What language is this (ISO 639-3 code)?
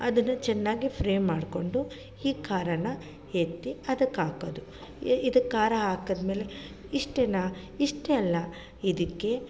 kan